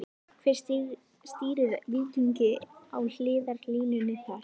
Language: Icelandic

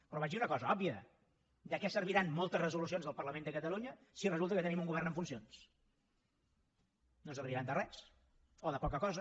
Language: Catalan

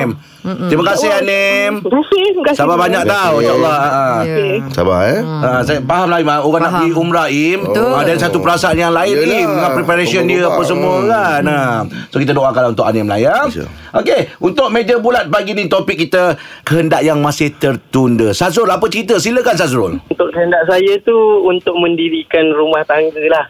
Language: Malay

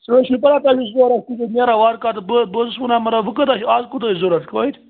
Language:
Kashmiri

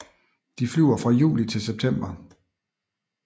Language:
Danish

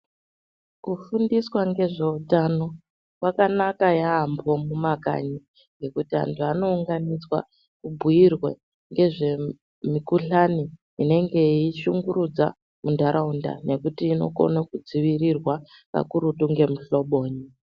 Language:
Ndau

